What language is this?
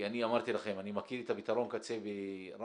Hebrew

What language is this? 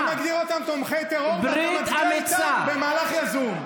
Hebrew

